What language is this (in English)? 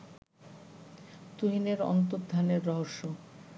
Bangla